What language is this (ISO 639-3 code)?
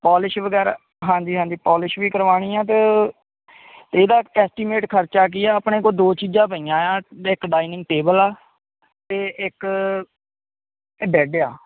pan